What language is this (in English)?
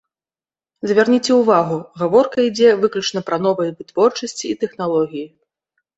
Belarusian